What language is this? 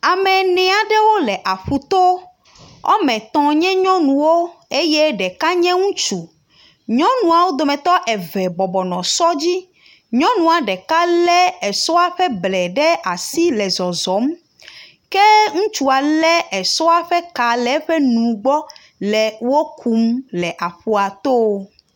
Ewe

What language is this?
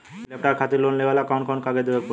Bhojpuri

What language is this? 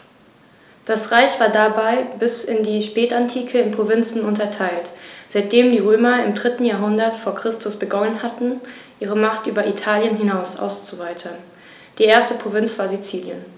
German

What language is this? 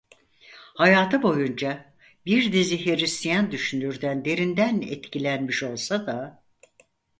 Turkish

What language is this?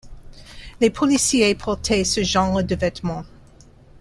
French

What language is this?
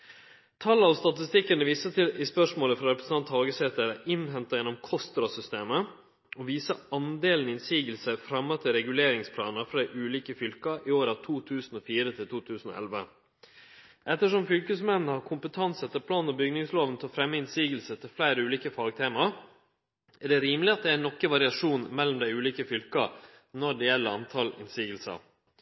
Norwegian Nynorsk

